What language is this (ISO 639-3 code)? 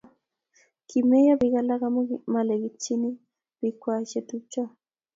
kln